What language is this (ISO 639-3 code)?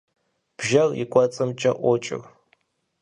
kbd